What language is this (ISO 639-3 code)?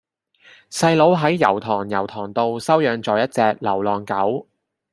yue